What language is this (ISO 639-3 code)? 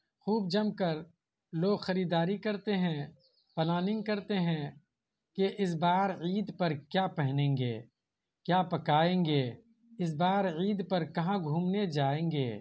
urd